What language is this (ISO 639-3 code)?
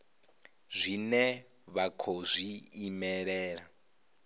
ven